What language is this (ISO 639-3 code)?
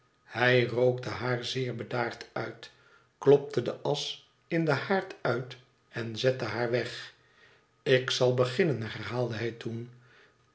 nld